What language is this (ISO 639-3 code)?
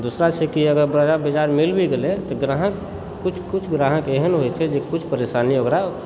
mai